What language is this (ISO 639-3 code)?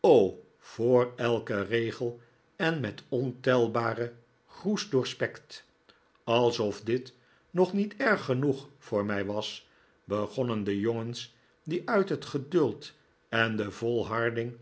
nld